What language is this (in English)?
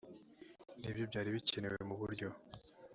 Kinyarwanda